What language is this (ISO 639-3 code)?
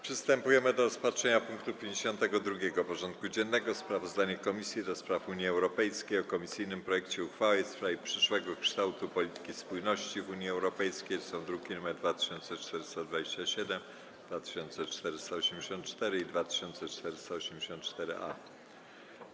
pol